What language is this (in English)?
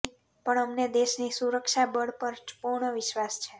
Gujarati